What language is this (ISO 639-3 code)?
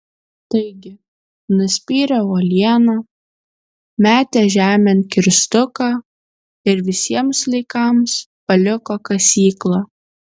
lit